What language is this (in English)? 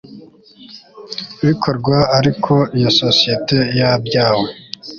Kinyarwanda